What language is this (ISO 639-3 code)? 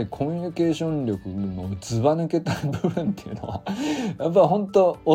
jpn